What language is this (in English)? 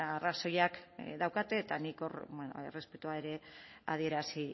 Basque